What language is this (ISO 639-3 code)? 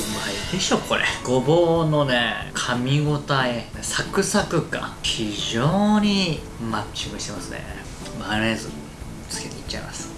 jpn